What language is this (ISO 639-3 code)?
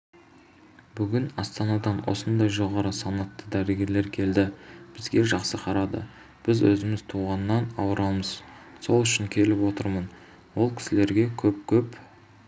kaz